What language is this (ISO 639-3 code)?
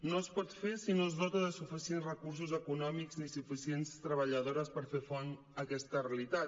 cat